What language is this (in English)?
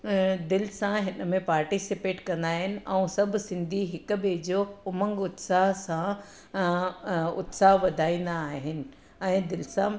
Sindhi